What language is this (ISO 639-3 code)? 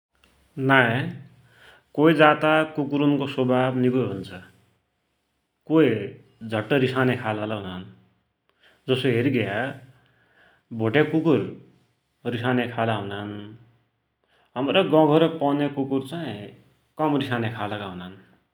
dty